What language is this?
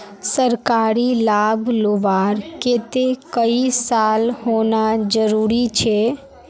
Magahi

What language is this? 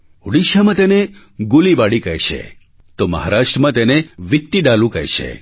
Gujarati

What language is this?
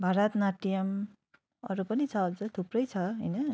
Nepali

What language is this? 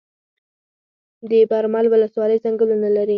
Pashto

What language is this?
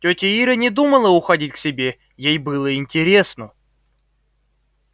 Russian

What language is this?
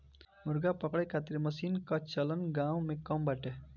Bhojpuri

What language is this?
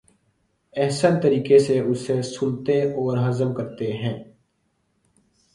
Urdu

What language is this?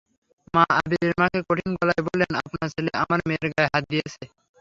Bangla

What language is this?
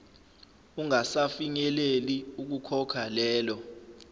Zulu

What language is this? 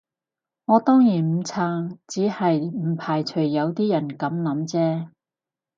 Cantonese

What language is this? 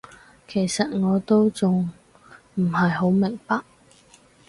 Cantonese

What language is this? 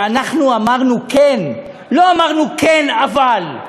Hebrew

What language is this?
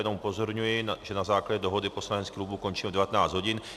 Czech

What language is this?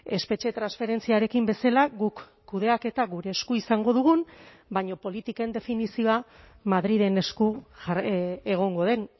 Basque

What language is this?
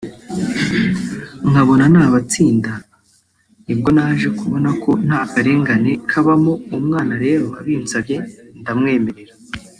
Kinyarwanda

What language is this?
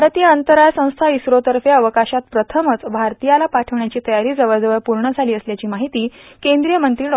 Marathi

